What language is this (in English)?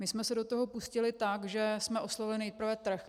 Czech